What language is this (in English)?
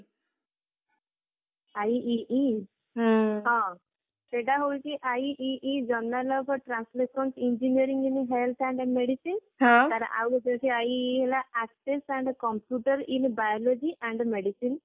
Odia